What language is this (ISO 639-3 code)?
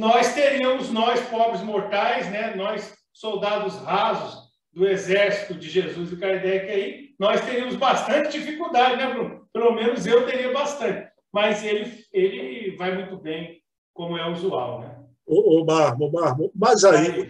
por